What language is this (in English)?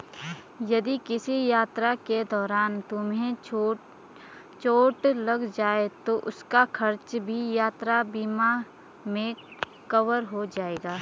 Hindi